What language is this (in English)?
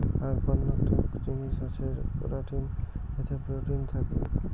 Bangla